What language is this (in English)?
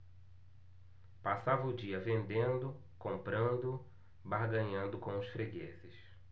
Portuguese